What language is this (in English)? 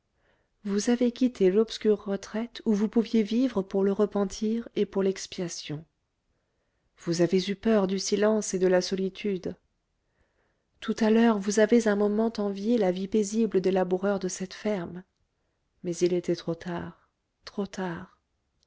French